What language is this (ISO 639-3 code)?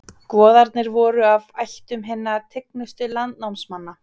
isl